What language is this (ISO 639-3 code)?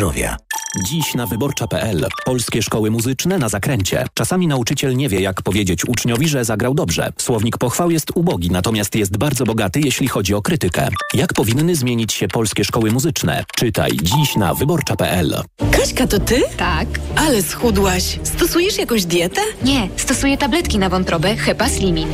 pol